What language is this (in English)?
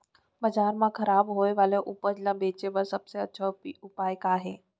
Chhattisgarhi